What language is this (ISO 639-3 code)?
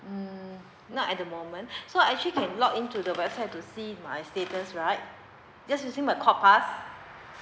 eng